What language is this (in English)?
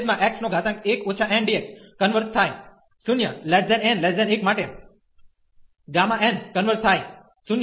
Gujarati